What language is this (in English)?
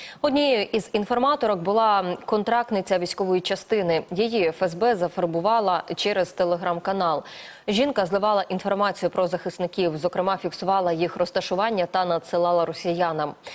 Ukrainian